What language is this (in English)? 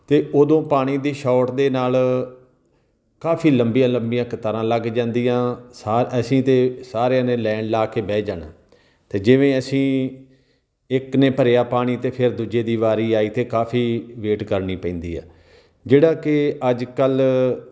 Punjabi